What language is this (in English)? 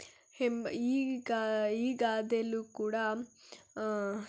Kannada